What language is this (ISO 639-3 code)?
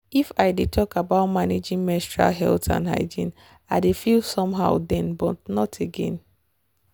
pcm